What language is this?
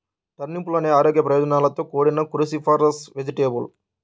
Telugu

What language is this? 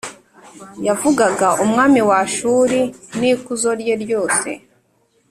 Kinyarwanda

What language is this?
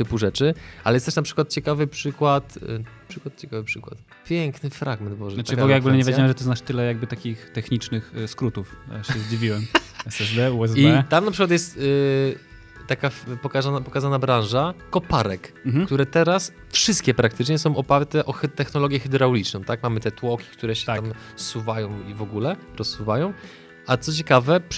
Polish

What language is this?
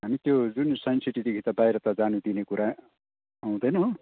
Nepali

